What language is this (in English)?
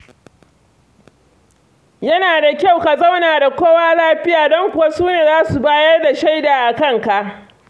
Hausa